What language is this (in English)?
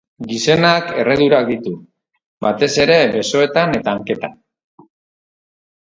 Basque